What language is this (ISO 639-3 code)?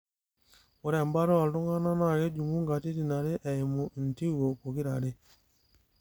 mas